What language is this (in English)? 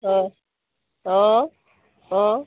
Assamese